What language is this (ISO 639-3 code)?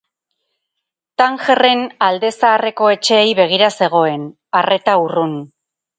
eus